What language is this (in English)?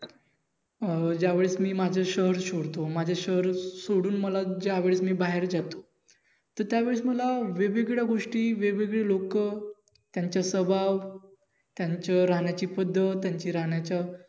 Marathi